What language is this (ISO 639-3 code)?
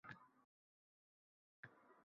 uzb